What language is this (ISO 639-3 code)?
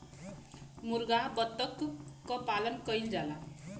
bho